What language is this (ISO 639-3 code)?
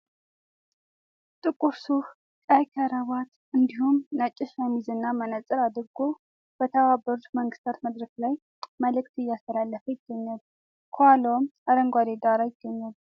amh